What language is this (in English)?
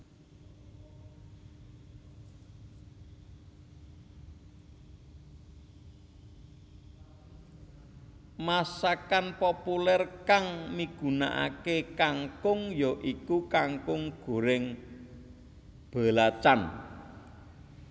Javanese